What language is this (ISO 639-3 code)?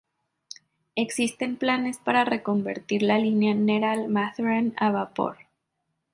spa